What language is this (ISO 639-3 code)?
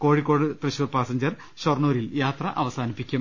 mal